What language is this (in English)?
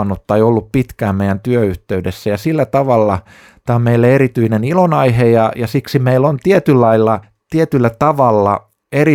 Finnish